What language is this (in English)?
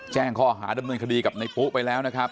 Thai